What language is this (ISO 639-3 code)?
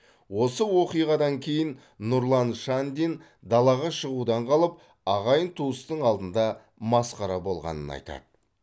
kaz